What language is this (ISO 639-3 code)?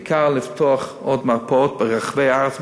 heb